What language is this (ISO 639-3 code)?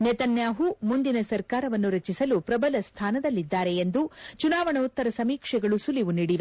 kan